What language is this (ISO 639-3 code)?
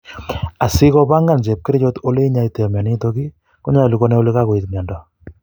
kln